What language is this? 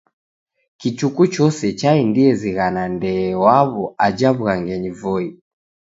Taita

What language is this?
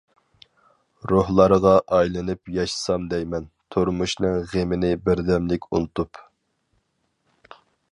Uyghur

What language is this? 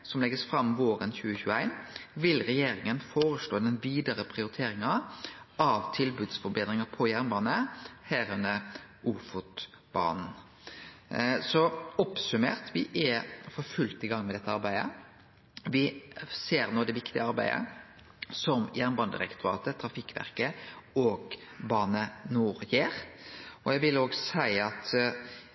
Norwegian Nynorsk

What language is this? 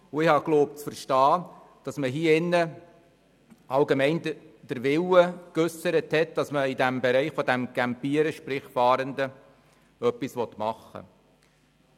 Swiss German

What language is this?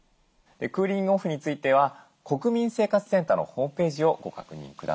Japanese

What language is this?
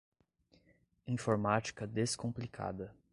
Portuguese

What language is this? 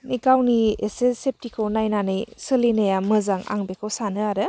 Bodo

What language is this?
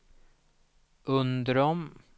Swedish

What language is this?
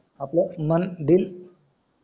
Marathi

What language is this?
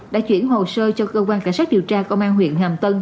Vietnamese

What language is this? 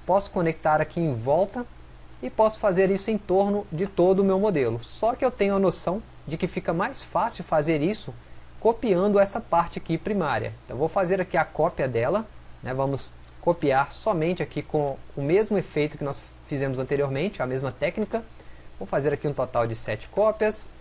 Portuguese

